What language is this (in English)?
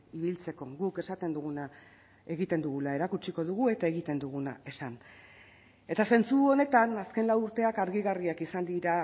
Basque